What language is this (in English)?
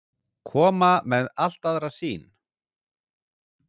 Icelandic